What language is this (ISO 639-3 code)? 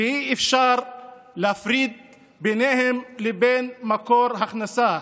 heb